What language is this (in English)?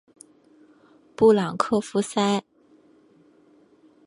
Chinese